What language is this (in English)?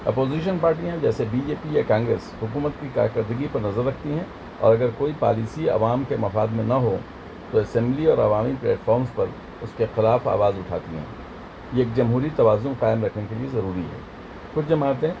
Urdu